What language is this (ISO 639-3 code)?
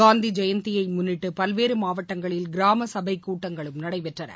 tam